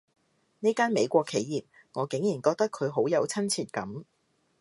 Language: Cantonese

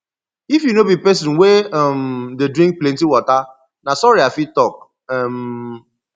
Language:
Nigerian Pidgin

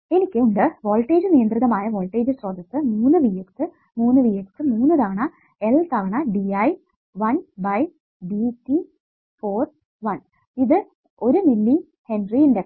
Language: Malayalam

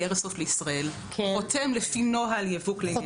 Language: Hebrew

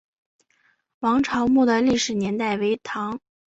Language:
Chinese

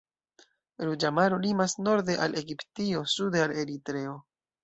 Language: Esperanto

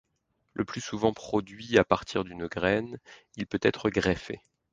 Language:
French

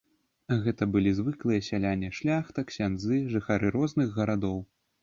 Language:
Belarusian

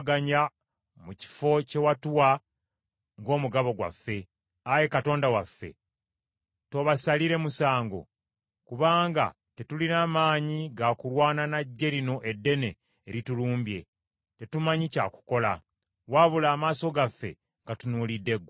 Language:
Ganda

